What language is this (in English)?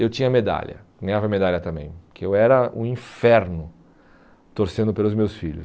Portuguese